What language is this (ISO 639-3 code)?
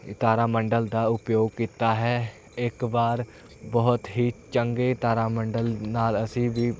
pan